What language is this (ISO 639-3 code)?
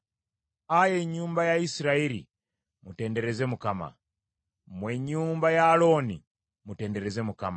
lug